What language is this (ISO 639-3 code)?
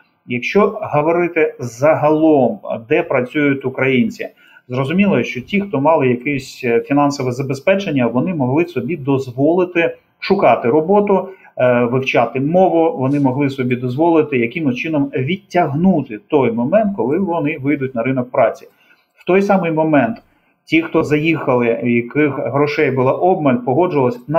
ukr